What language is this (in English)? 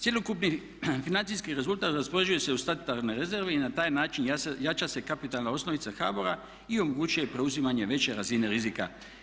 Croatian